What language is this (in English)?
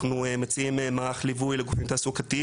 Hebrew